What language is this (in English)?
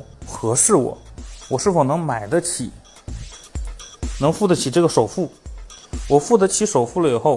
Chinese